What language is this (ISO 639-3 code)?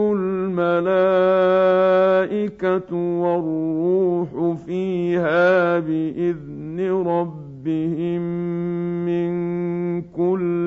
ara